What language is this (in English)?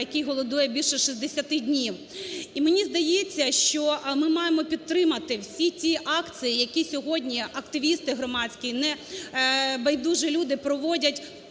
Ukrainian